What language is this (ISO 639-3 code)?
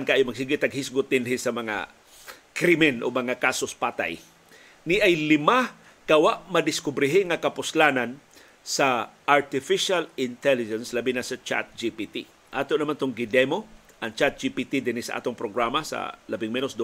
fil